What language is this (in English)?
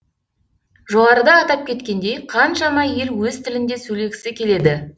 Kazakh